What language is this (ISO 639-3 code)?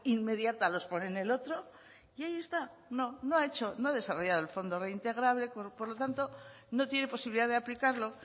spa